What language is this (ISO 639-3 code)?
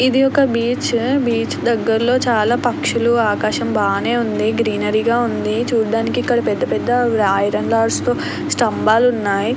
tel